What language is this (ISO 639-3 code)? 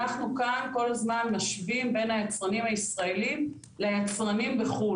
heb